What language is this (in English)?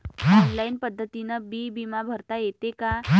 Marathi